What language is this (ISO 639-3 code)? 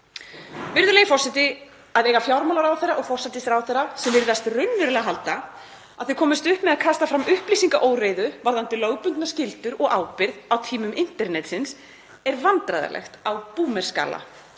isl